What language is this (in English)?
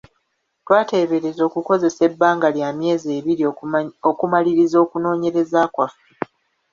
Ganda